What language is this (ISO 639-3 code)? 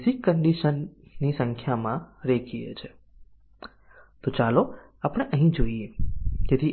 guj